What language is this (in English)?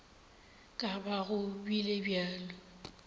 Northern Sotho